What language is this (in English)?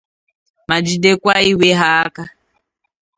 Igbo